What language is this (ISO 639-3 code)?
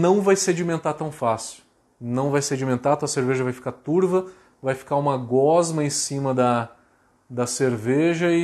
por